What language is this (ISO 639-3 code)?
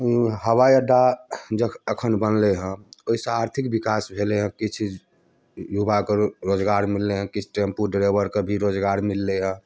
mai